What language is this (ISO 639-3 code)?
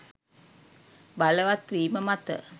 sin